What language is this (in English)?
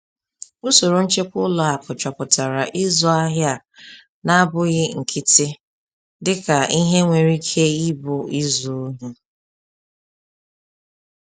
Igbo